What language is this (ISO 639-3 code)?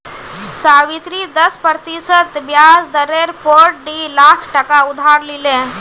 mag